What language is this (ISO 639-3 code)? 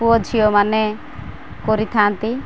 ori